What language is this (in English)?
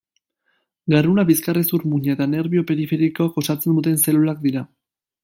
Basque